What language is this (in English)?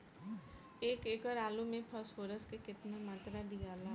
Bhojpuri